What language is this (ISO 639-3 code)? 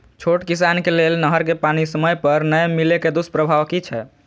mai